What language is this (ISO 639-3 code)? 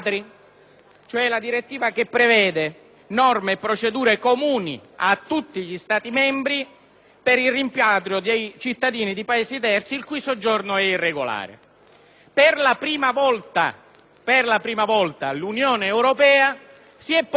ita